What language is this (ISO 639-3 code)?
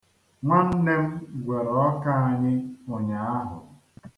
ibo